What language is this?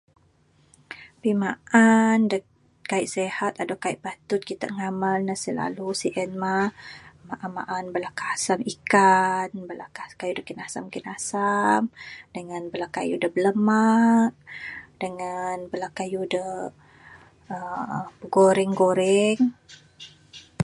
Bukar-Sadung Bidayuh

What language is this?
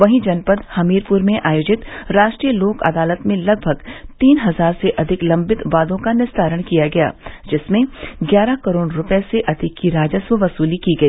Hindi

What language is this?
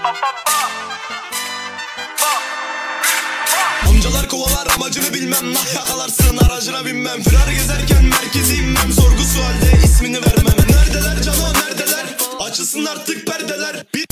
Turkish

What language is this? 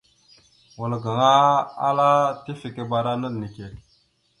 Mada (Cameroon)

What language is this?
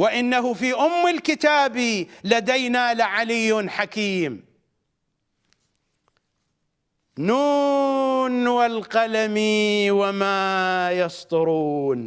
Arabic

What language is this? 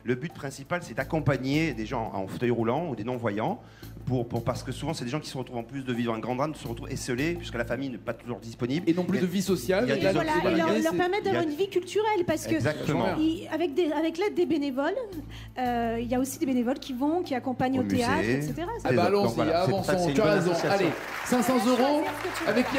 French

